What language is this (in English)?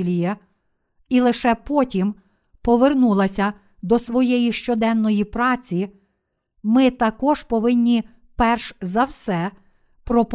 Ukrainian